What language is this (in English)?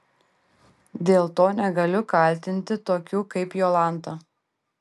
Lithuanian